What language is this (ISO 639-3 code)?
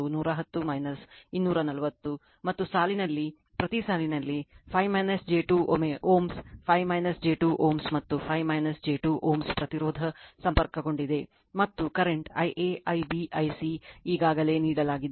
kan